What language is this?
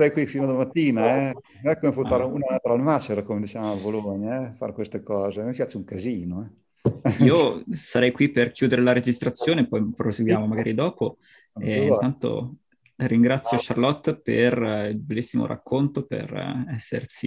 Italian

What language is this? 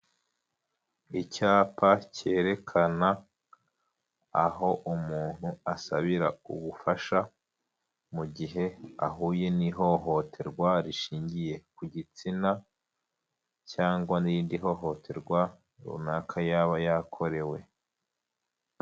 Kinyarwanda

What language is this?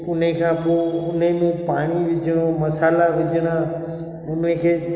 Sindhi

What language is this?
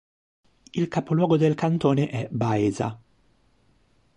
Italian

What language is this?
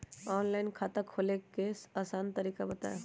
Magahi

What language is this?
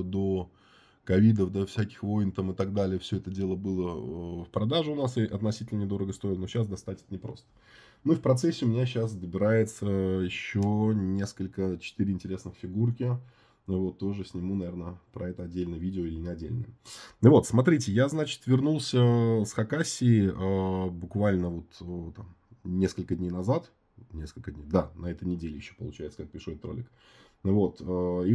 Russian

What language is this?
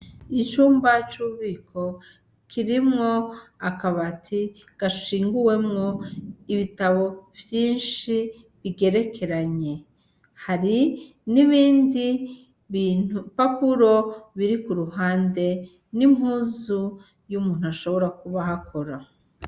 Rundi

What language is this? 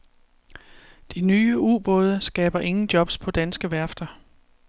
Danish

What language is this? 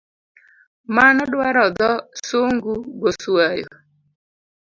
Luo (Kenya and Tanzania)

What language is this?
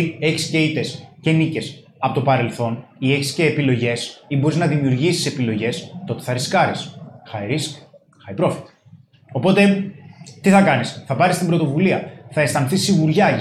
Greek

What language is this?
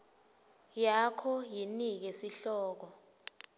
Swati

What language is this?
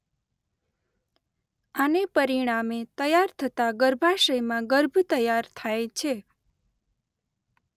Gujarati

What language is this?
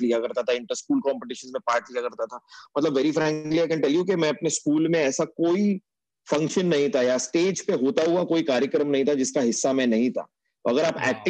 Hindi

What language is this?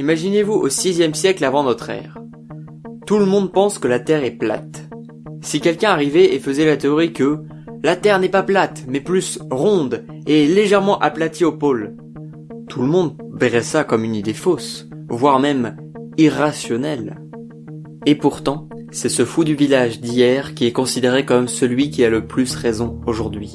French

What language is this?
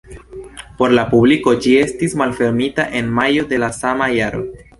Esperanto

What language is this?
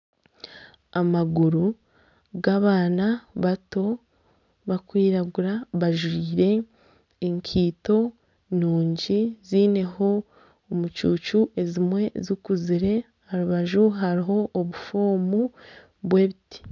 Nyankole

